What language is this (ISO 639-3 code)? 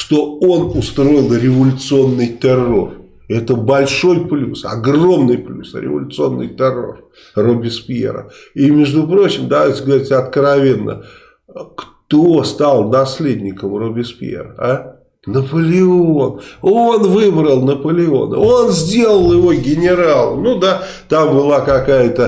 rus